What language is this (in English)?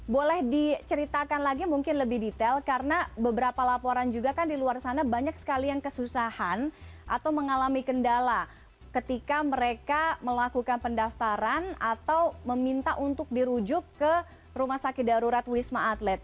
Indonesian